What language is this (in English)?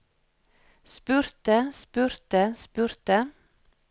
Norwegian